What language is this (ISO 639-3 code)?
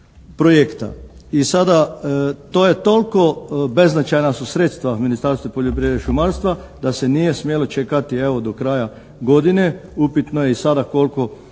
hrv